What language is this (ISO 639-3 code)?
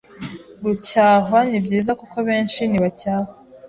kin